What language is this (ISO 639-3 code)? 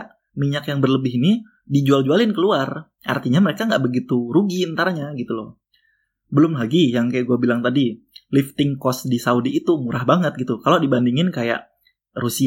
ind